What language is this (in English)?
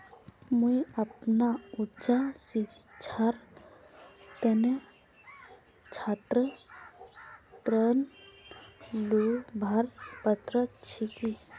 Magahi